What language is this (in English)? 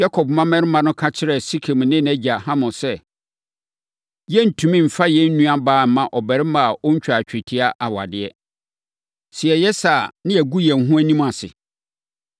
Akan